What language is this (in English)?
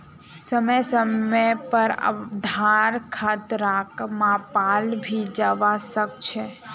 Magahi